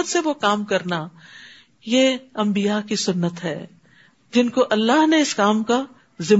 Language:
Urdu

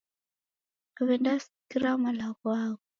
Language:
Taita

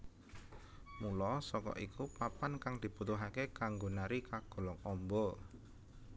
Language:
Javanese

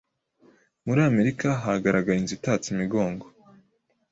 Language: Kinyarwanda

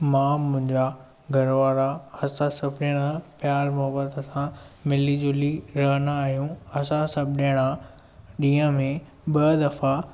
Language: Sindhi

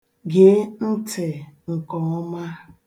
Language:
Igbo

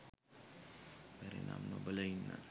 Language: Sinhala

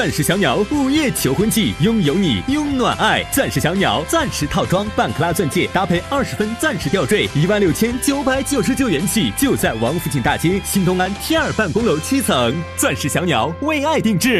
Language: Chinese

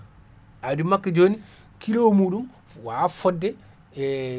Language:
Fula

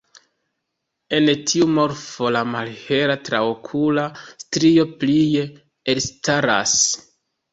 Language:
Esperanto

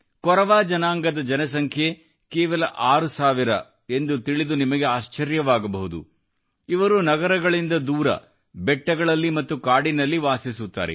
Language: Kannada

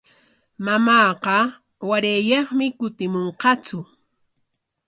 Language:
Corongo Ancash Quechua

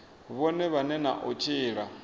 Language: Venda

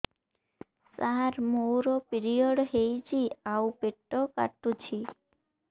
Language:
Odia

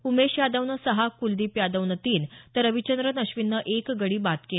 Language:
Marathi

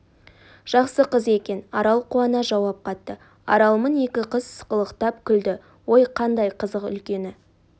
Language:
Kazakh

